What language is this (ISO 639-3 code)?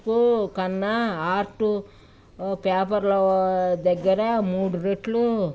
tel